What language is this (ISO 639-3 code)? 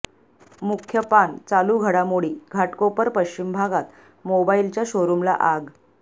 mar